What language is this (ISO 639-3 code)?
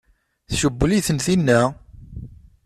kab